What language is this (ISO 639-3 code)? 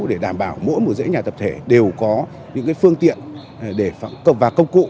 vie